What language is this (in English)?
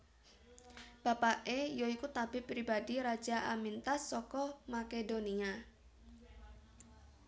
Javanese